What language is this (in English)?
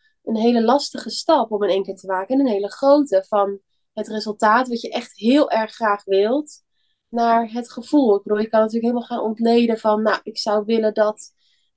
Dutch